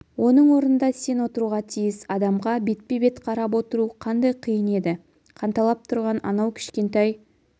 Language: Kazakh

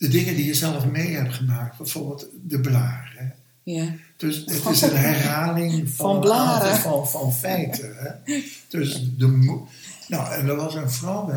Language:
Dutch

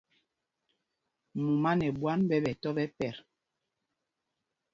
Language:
Mpumpong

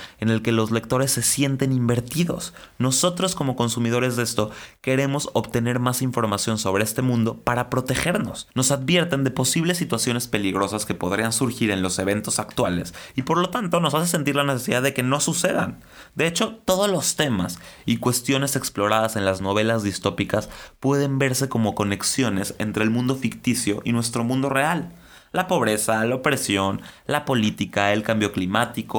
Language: Spanish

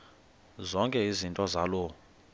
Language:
Xhosa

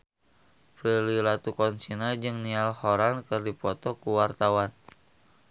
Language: Sundanese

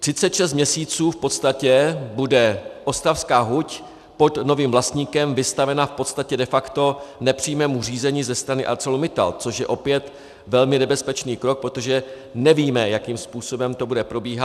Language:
Czech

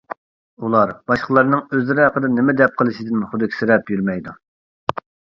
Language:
Uyghur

